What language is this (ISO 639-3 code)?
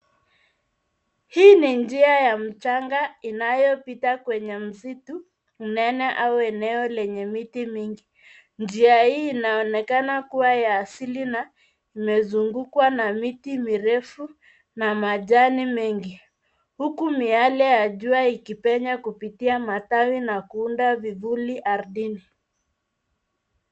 swa